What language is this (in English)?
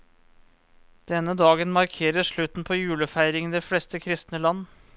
Norwegian